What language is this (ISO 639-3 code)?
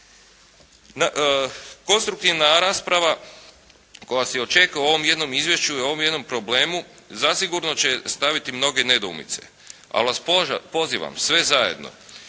hrv